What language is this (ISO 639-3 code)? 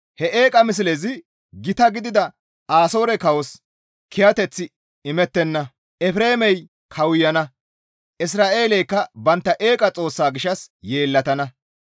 gmv